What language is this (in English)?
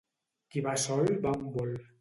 Catalan